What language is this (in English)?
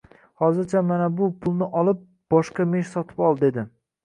Uzbek